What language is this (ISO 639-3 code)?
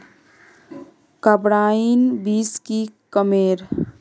mag